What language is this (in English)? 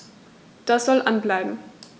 German